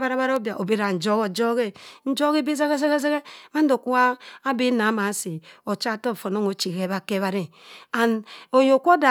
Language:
Cross River Mbembe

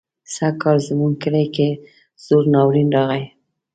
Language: Pashto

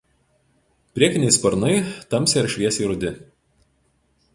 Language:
Lithuanian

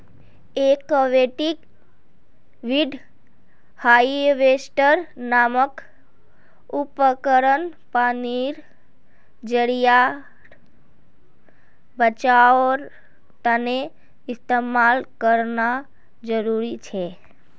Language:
Magahi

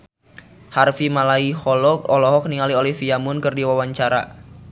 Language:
Sundanese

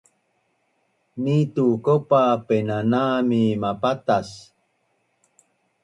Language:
Bunun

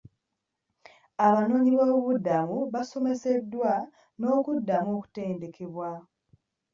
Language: Ganda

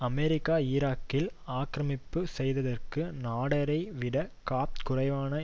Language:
Tamil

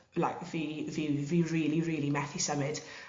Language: Welsh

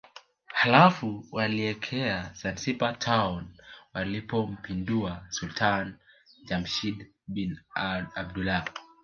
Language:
Swahili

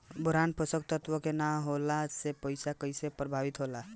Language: Bhojpuri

